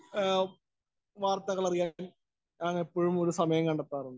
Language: Malayalam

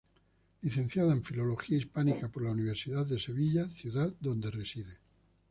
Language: Spanish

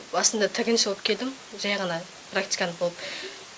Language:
Kazakh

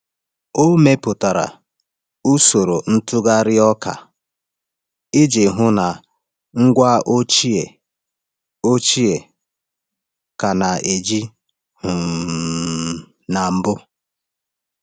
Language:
Igbo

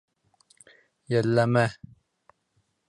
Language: Bashkir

